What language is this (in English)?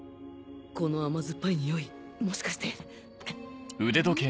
Japanese